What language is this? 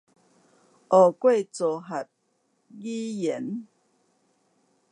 Chinese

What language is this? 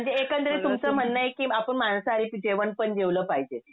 Marathi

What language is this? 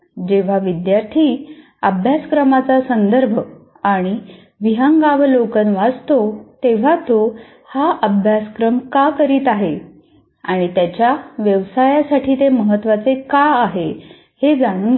Marathi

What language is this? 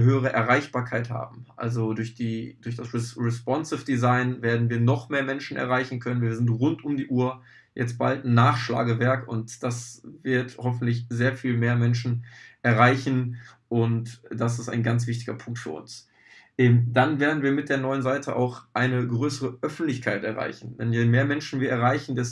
German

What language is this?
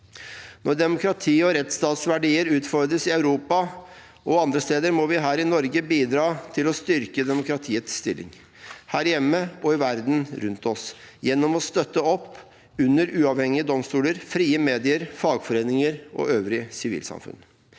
Norwegian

